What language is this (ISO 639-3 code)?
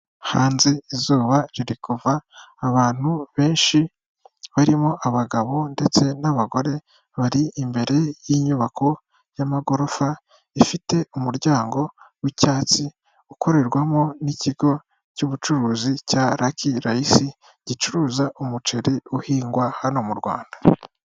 kin